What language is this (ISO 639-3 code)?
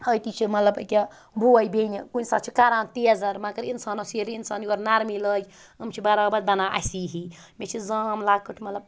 kas